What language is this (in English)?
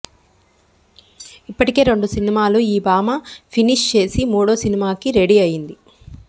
Telugu